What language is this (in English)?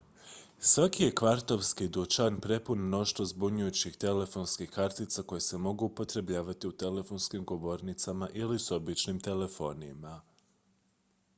Croatian